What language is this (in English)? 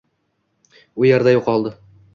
Uzbek